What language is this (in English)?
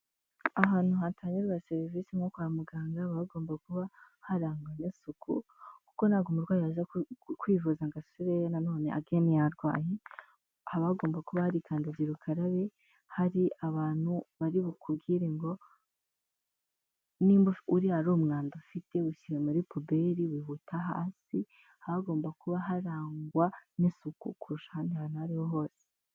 Kinyarwanda